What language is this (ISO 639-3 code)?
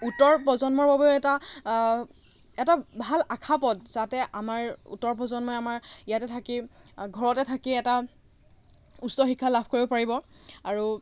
asm